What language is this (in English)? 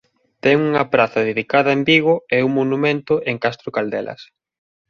Galician